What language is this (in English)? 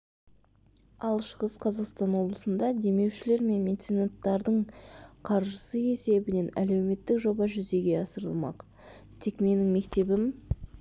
Kazakh